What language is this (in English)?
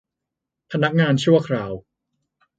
Thai